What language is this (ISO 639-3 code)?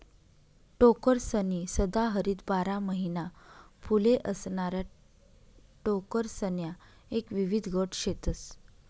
mar